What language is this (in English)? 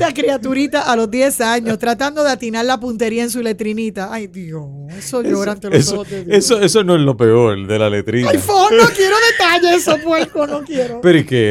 Spanish